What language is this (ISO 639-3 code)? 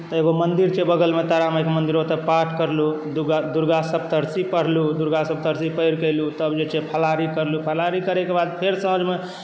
mai